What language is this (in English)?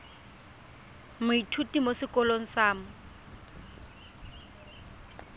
Tswana